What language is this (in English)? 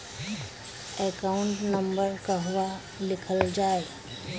Bhojpuri